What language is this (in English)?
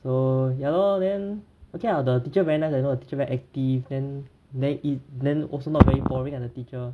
English